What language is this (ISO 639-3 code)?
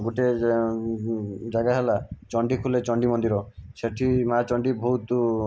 ori